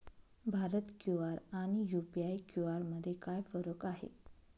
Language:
Marathi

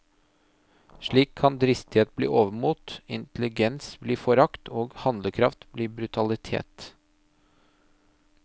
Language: Norwegian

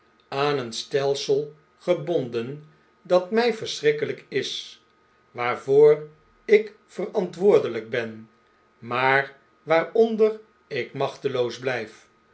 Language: Dutch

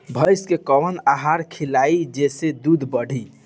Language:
Bhojpuri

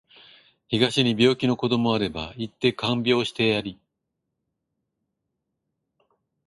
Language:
Japanese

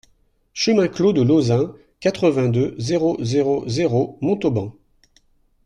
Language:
French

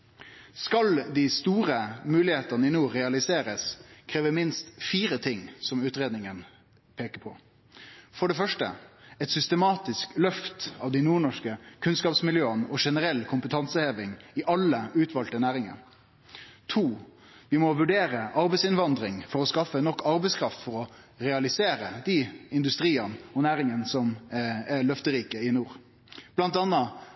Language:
Norwegian Nynorsk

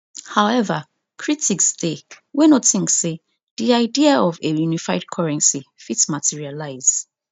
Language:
Nigerian Pidgin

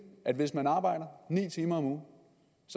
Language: Danish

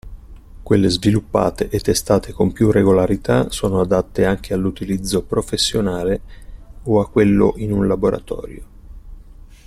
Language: Italian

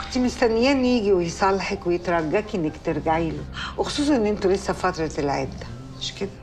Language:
Arabic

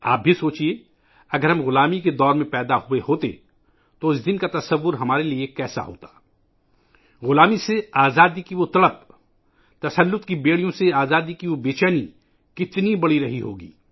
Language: Urdu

